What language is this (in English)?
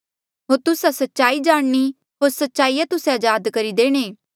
Mandeali